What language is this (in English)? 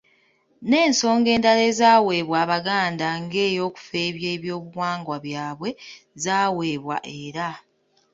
Ganda